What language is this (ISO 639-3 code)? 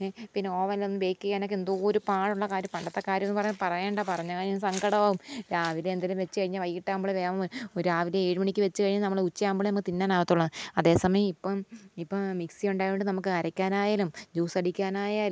mal